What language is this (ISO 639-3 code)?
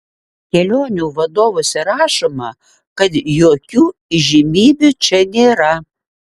lit